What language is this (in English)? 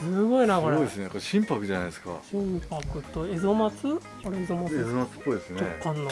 Japanese